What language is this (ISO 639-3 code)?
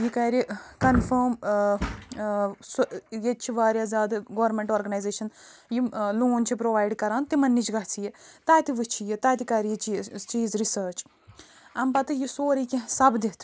kas